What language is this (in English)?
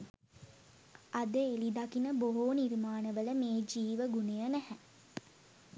Sinhala